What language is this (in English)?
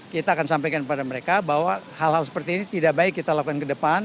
Indonesian